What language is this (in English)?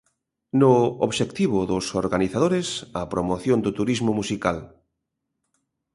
Galician